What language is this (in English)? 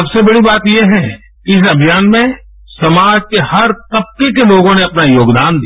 Hindi